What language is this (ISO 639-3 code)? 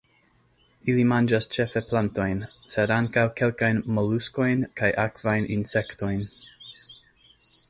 epo